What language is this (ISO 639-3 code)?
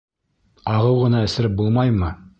bak